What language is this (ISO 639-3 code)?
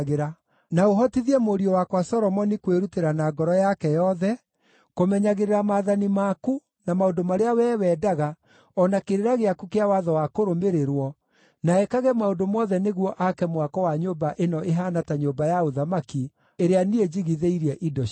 kik